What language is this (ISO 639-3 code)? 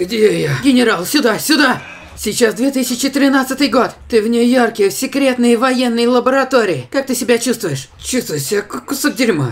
rus